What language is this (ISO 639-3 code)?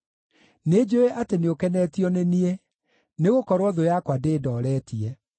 kik